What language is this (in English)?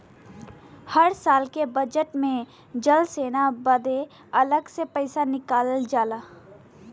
Bhojpuri